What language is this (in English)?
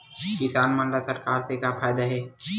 Chhattisgarhi